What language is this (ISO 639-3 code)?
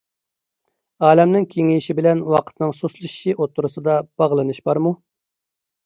uig